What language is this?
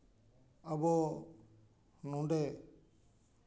Santali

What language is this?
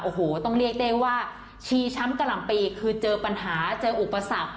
Thai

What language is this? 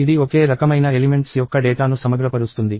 Telugu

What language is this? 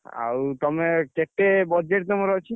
Odia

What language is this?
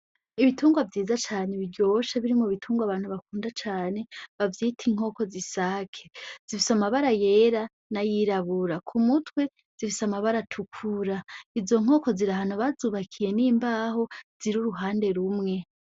Rundi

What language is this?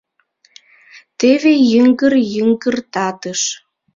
Mari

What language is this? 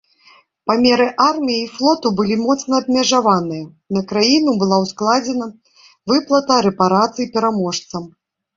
Belarusian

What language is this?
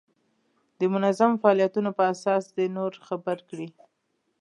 Pashto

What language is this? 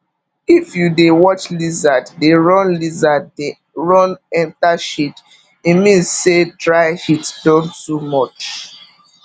Nigerian Pidgin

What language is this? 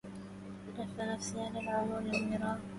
Arabic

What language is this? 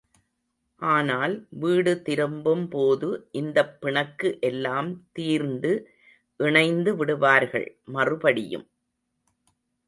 Tamil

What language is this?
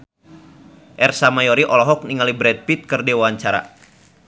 Sundanese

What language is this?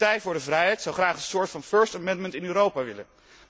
Dutch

